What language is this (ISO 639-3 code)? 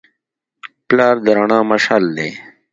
pus